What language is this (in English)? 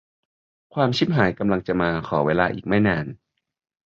Thai